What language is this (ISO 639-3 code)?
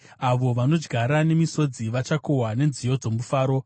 sna